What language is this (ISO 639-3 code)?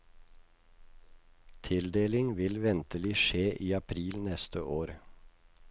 nor